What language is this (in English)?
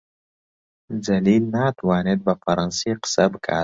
Central Kurdish